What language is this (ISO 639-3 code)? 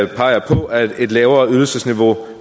dan